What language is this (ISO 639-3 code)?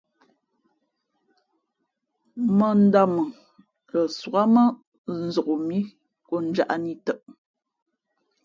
fmp